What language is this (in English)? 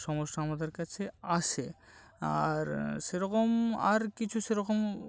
Bangla